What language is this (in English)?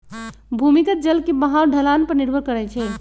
Magahi